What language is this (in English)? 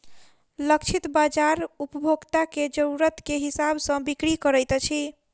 Maithili